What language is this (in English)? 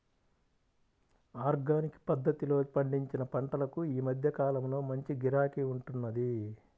Telugu